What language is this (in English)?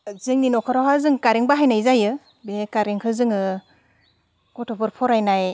Bodo